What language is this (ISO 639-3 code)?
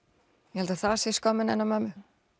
isl